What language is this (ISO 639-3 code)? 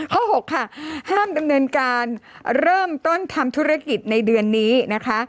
tha